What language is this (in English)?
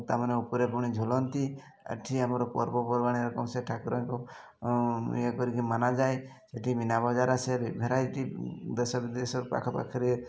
Odia